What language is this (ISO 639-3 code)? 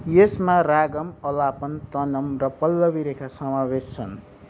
nep